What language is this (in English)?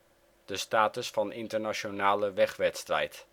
Dutch